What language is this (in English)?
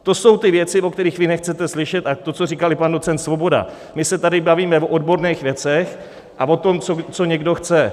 Czech